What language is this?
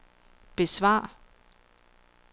Danish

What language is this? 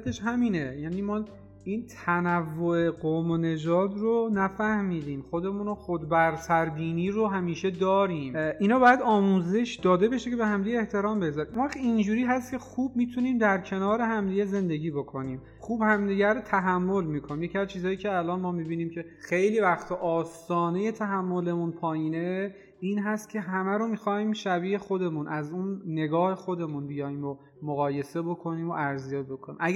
Persian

